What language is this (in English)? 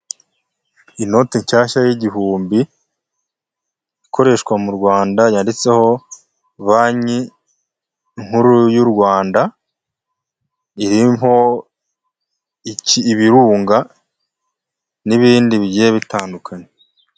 Kinyarwanda